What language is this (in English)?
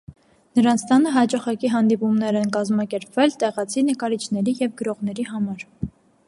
Armenian